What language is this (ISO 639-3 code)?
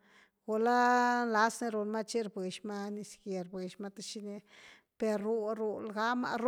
ztu